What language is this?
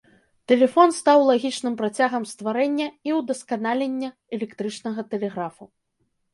Belarusian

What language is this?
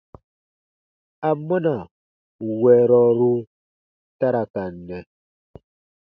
Baatonum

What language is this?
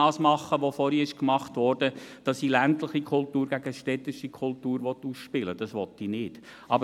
Swiss German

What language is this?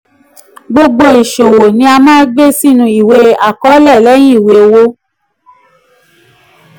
Yoruba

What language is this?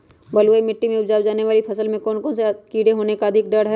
Magahi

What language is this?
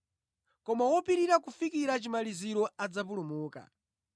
Nyanja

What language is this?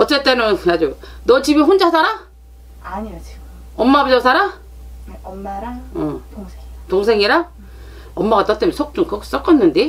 Korean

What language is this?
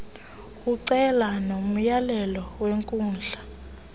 Xhosa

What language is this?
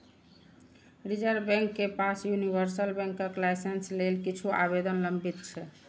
Maithili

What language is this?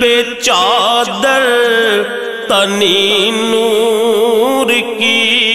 Hindi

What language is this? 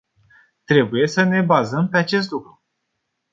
Romanian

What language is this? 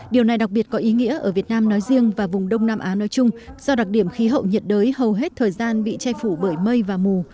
Vietnamese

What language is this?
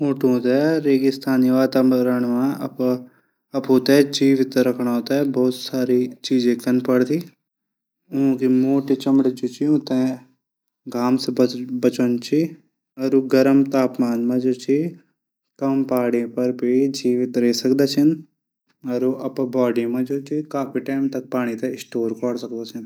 Garhwali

